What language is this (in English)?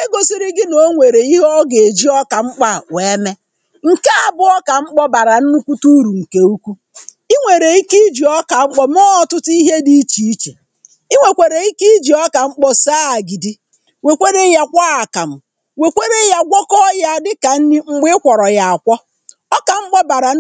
Igbo